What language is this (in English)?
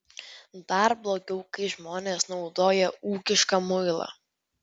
Lithuanian